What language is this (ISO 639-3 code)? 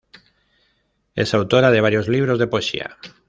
spa